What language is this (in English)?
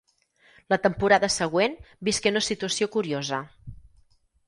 Catalan